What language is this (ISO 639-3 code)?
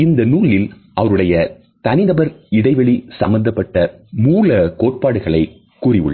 tam